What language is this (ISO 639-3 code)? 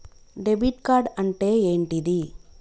tel